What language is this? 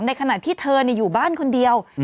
Thai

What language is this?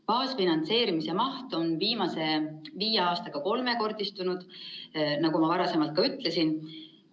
Estonian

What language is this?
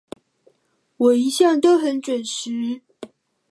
Chinese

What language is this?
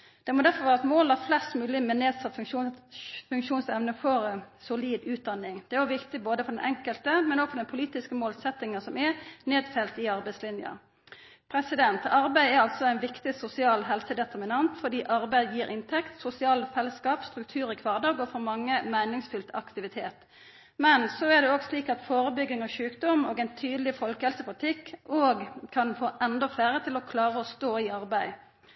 Norwegian Nynorsk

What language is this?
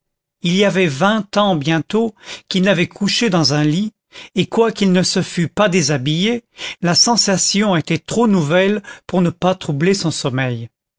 French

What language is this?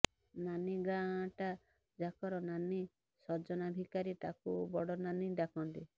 Odia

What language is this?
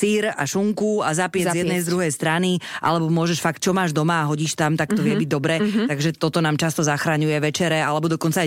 Slovak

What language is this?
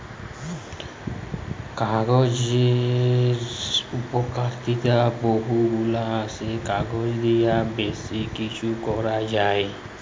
Bangla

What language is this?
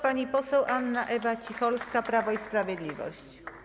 Polish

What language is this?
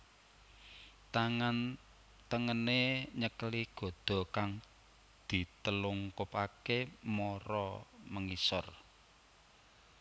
Javanese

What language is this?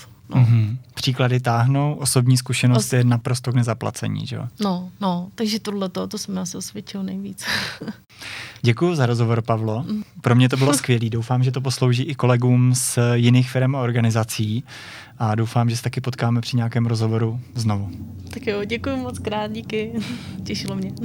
Czech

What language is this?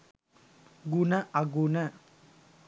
Sinhala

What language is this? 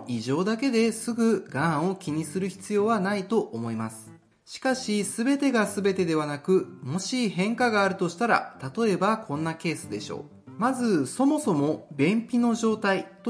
Japanese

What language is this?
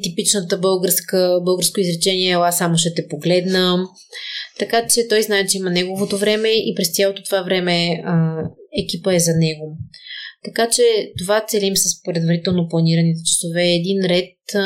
Bulgarian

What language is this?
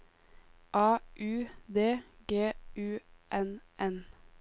Norwegian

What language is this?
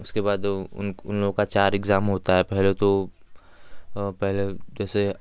Hindi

